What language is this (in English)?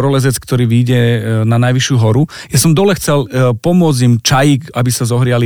Slovak